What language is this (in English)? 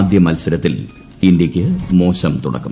Malayalam